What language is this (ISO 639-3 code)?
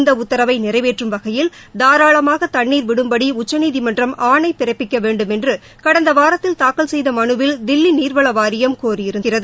tam